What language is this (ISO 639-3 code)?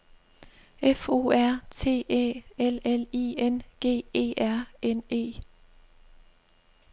dan